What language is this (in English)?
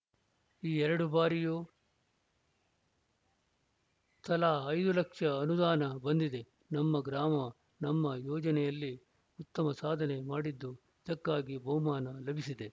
Kannada